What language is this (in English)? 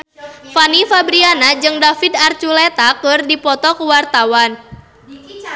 Sundanese